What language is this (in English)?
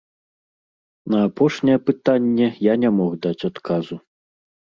Belarusian